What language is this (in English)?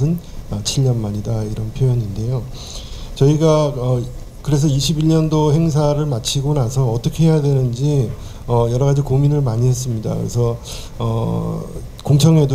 Korean